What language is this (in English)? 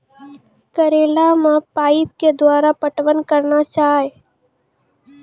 Maithili